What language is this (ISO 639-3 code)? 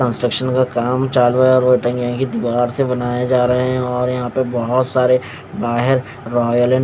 hin